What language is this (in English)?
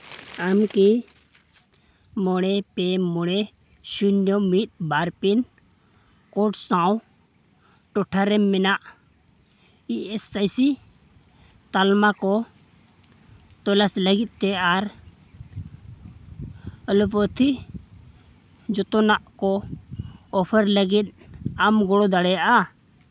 Santali